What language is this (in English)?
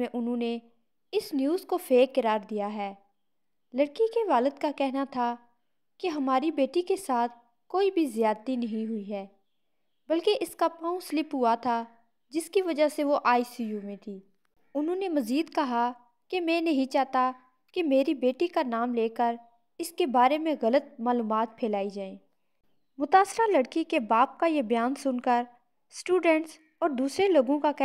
Hindi